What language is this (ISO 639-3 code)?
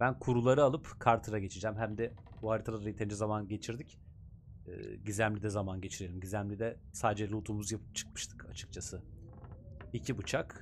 tur